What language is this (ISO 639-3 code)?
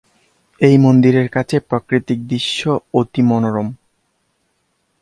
ben